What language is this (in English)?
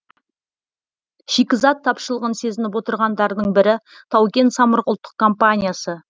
Kazakh